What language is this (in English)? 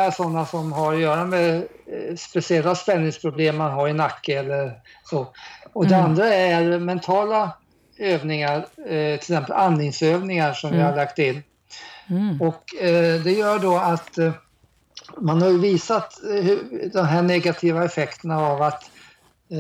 Swedish